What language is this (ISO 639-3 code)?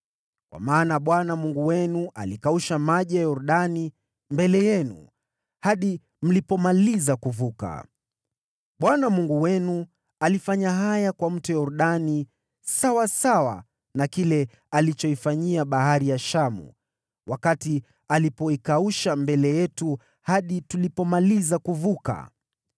swa